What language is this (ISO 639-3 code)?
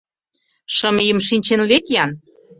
chm